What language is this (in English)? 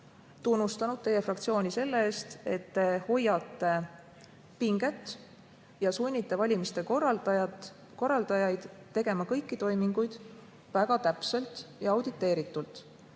Estonian